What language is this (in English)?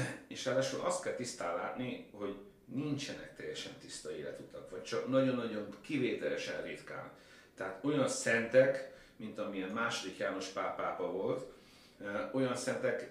Hungarian